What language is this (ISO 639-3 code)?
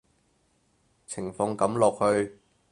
yue